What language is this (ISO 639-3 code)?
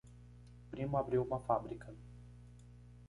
por